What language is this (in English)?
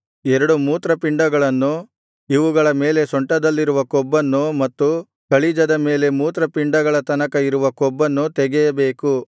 Kannada